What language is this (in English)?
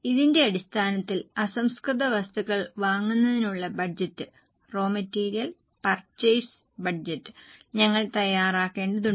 Malayalam